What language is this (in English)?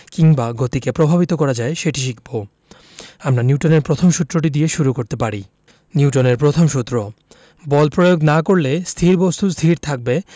Bangla